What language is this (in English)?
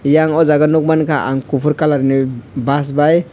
Kok Borok